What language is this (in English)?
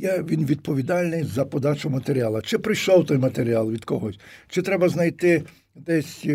Ukrainian